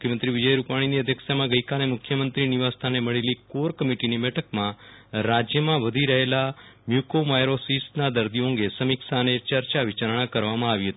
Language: Gujarati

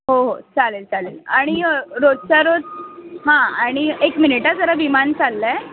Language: Marathi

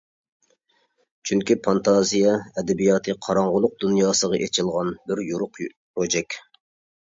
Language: Uyghur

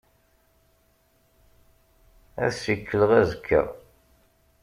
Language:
Kabyle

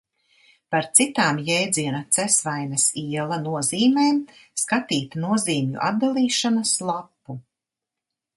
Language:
Latvian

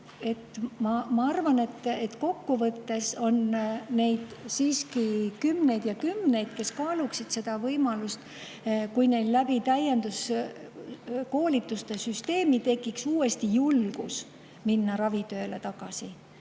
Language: Estonian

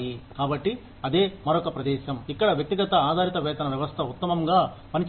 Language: Telugu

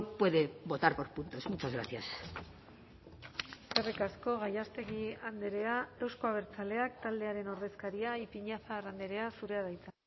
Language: Basque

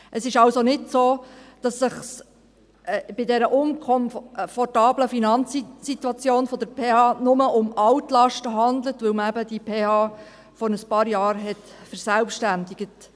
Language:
Swiss German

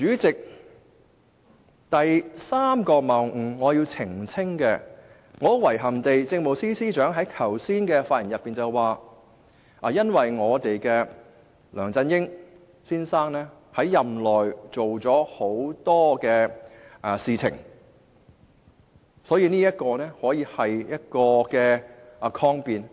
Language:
Cantonese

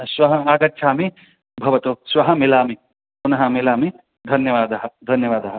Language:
Sanskrit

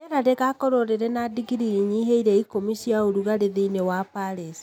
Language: Kikuyu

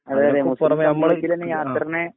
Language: Malayalam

